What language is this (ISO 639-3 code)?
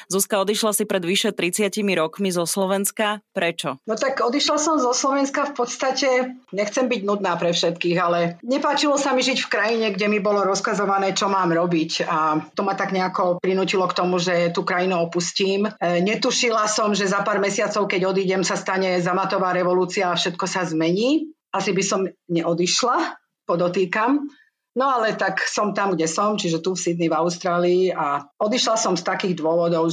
slk